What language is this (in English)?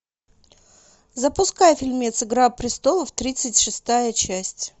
Russian